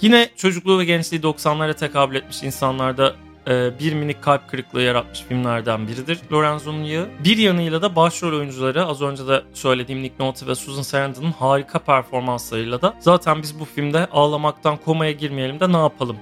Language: Turkish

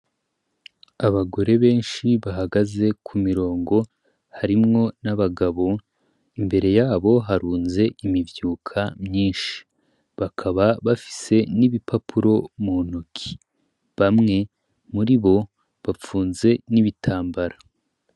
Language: Rundi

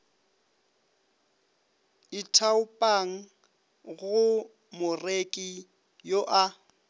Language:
Northern Sotho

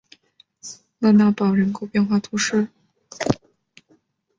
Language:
Chinese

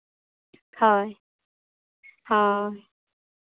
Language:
Santali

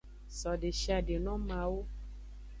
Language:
Aja (Benin)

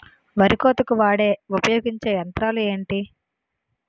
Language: Telugu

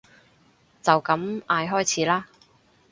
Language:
Cantonese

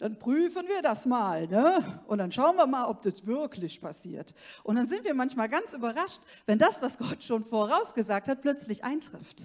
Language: German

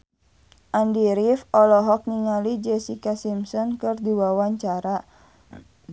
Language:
Sundanese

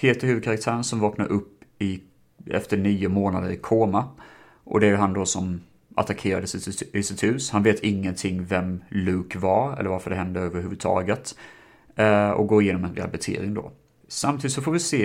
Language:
Swedish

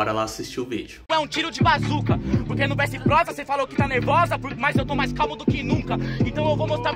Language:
Portuguese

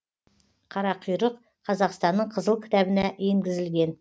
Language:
Kazakh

